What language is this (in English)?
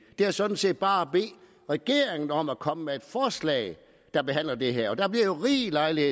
Danish